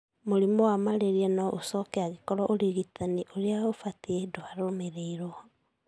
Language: Kikuyu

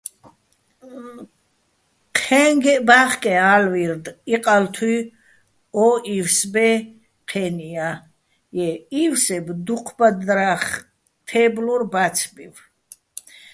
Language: Bats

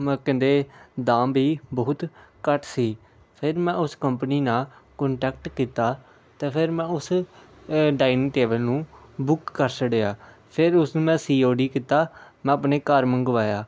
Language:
Punjabi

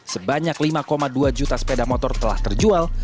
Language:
Indonesian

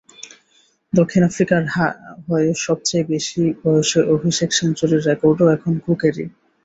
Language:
Bangla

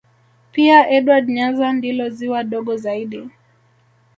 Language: Swahili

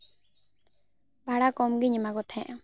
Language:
Santali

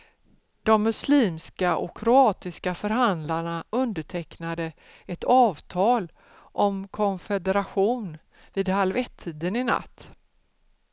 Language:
Swedish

